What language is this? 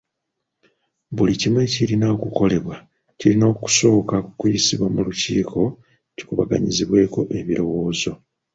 Ganda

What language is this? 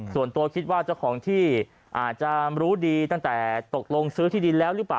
Thai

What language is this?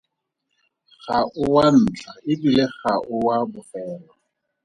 Tswana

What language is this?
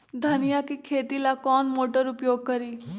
Magahi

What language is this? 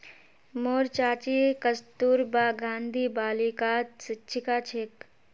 Magahi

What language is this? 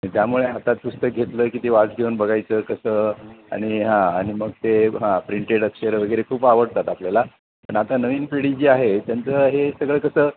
Marathi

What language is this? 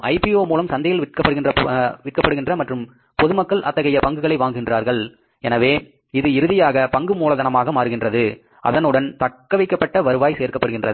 Tamil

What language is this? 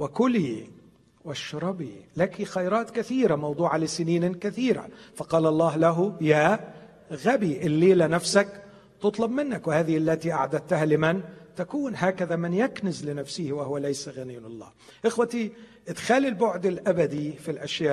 Arabic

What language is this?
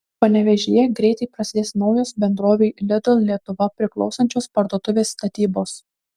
Lithuanian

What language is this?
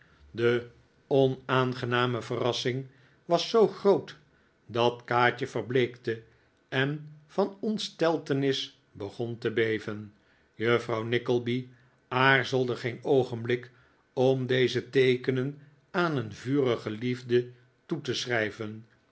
Dutch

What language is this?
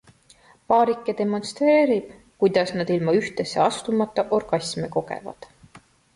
Estonian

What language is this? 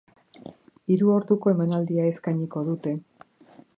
Basque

